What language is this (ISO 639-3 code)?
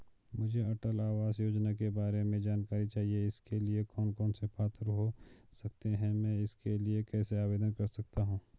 hin